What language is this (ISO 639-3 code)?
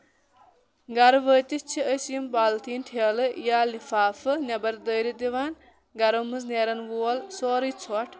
kas